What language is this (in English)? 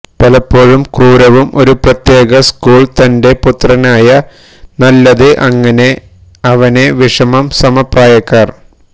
Malayalam